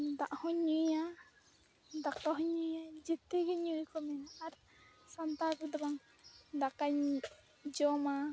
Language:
Santali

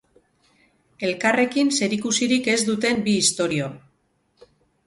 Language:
Basque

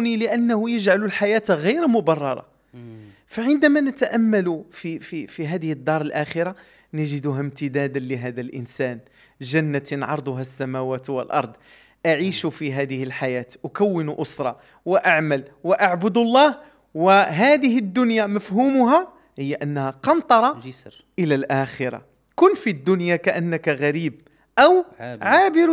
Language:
Arabic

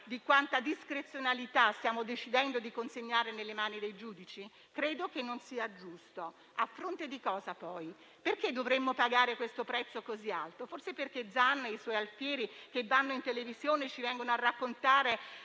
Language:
Italian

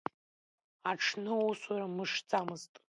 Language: Abkhazian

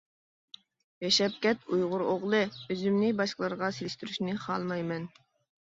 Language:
Uyghur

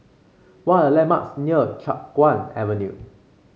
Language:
English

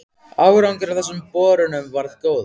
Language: Icelandic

